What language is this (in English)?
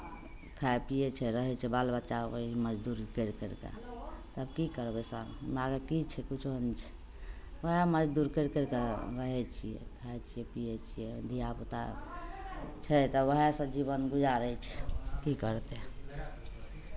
Maithili